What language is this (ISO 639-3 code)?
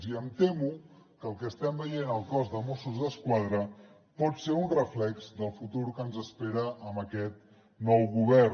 cat